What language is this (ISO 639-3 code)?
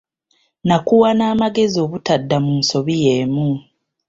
lug